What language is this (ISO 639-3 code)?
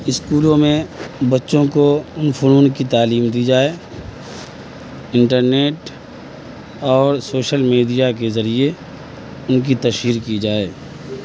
urd